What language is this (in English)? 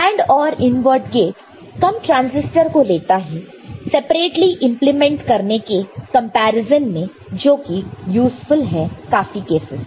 Hindi